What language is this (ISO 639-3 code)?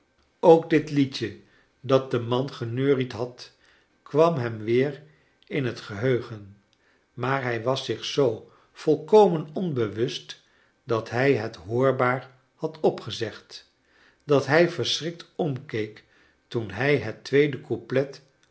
nld